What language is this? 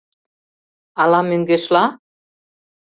Mari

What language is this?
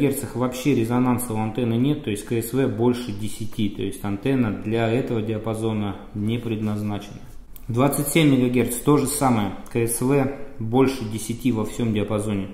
Russian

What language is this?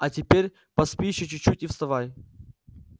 Russian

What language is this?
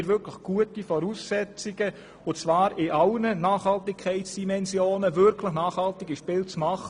Swiss German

